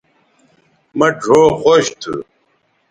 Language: Bateri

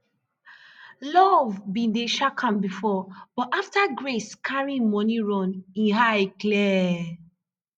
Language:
Nigerian Pidgin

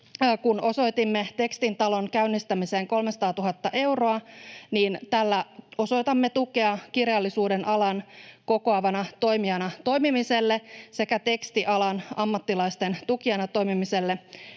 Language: Finnish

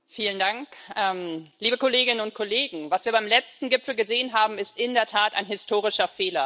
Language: German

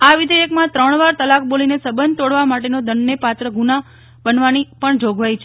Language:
Gujarati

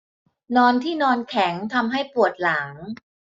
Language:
Thai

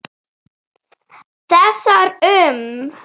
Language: Icelandic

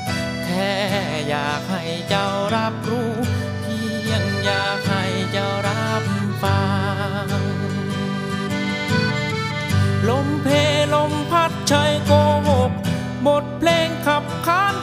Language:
Thai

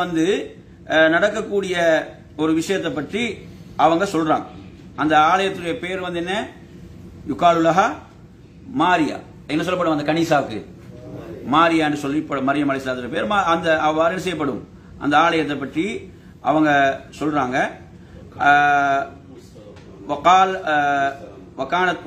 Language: Arabic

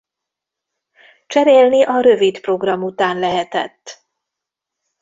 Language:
Hungarian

